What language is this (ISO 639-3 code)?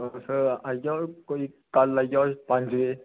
doi